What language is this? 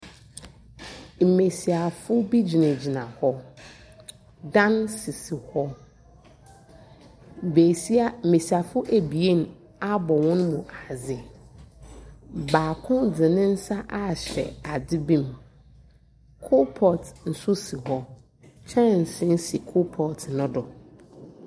Akan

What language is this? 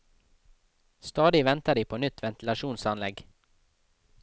Norwegian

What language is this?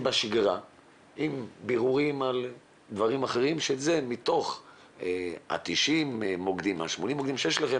Hebrew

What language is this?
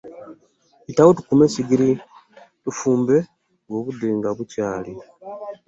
Ganda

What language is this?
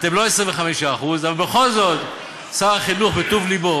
Hebrew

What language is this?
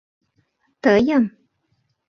Mari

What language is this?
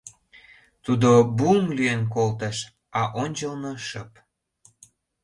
Mari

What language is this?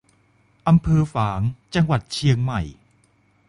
Thai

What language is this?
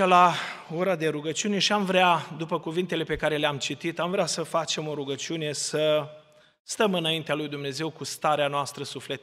Romanian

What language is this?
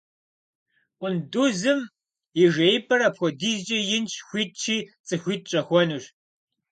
Kabardian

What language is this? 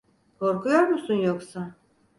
Turkish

